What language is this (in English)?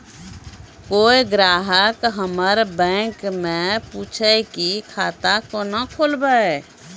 Maithili